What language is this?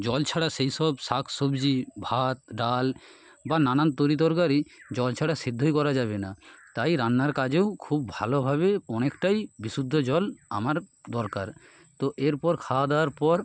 Bangla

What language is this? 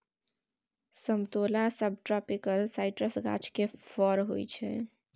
Maithili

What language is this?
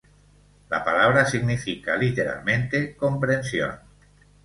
Spanish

